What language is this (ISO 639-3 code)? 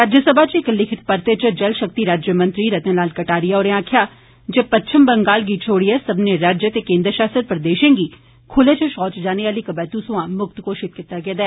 doi